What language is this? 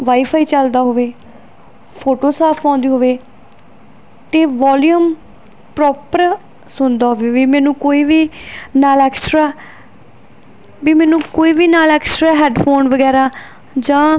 Punjabi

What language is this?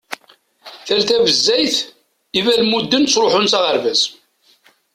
Kabyle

